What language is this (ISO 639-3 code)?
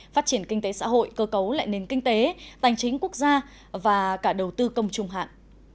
vie